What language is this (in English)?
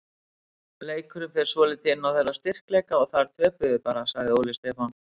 Icelandic